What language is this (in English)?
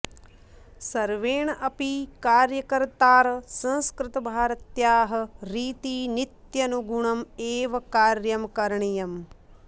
Sanskrit